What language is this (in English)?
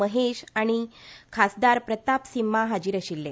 Konkani